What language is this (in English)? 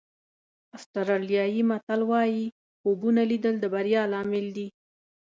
Pashto